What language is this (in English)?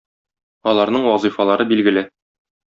Tatar